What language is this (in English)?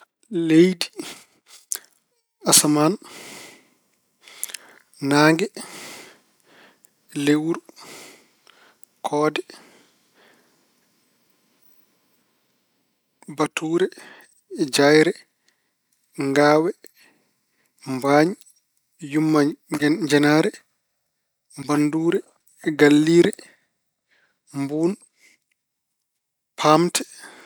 Fula